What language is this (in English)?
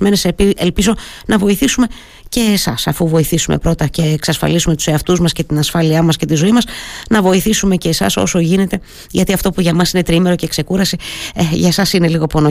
Greek